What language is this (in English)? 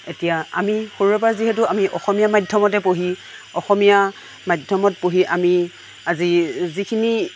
Assamese